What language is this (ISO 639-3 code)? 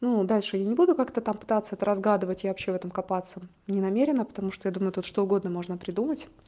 rus